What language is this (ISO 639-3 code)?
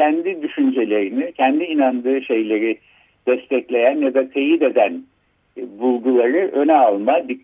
tur